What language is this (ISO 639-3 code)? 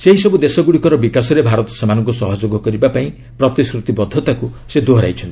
ori